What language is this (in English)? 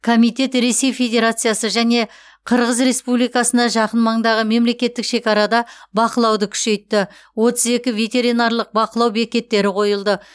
Kazakh